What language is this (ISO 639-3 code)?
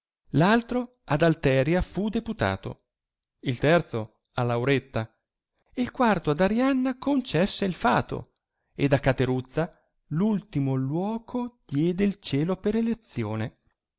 ita